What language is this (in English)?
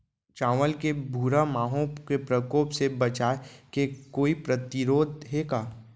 Chhattisgarhi